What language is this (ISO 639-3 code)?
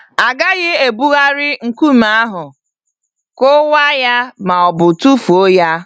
ibo